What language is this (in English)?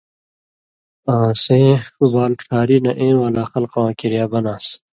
Indus Kohistani